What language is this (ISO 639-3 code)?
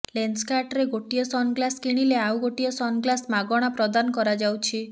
ori